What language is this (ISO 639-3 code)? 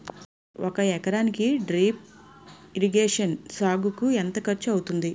tel